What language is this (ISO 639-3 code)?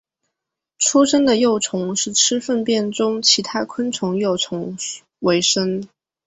zho